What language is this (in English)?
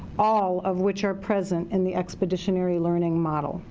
English